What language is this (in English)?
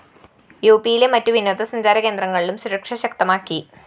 Malayalam